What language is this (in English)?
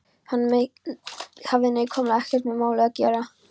Icelandic